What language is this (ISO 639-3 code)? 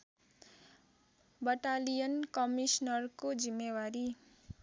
nep